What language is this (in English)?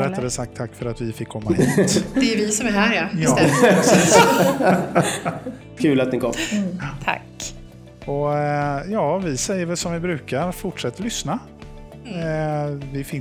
Swedish